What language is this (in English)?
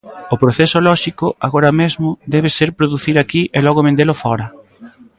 Galician